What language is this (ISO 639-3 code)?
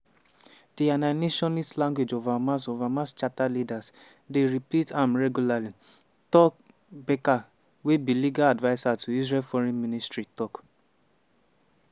pcm